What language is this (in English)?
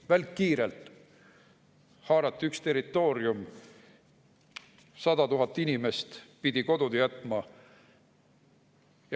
Estonian